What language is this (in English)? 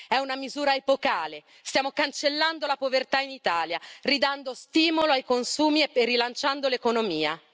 Italian